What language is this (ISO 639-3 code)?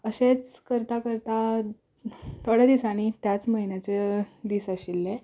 kok